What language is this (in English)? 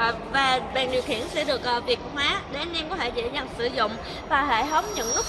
Vietnamese